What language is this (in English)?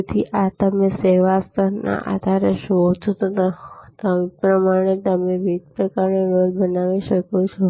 Gujarati